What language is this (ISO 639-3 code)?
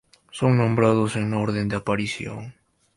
spa